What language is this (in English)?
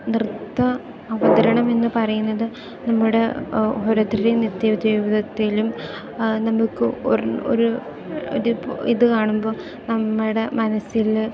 Malayalam